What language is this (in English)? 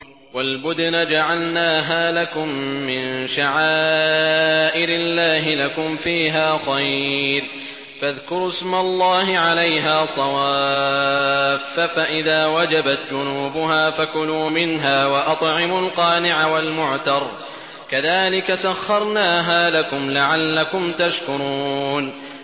Arabic